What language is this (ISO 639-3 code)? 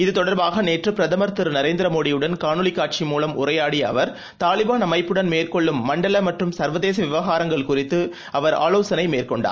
tam